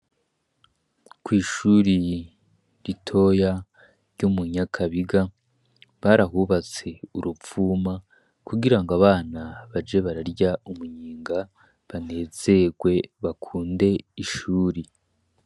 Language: Rundi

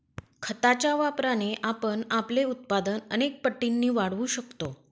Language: Marathi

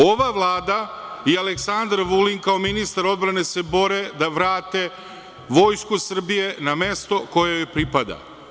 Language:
Serbian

